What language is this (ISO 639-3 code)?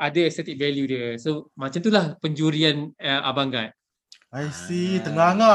msa